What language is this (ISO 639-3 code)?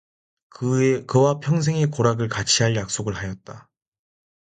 kor